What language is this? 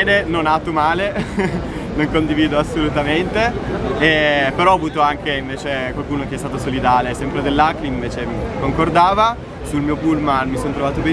Italian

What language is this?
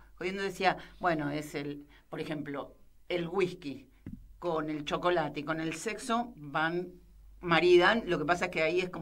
Spanish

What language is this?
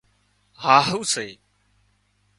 Wadiyara Koli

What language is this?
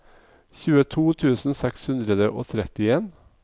Norwegian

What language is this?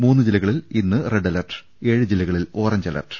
Malayalam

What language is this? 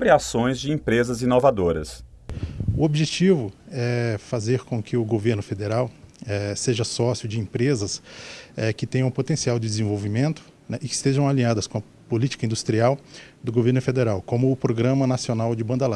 Portuguese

